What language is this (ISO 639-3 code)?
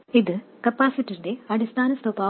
mal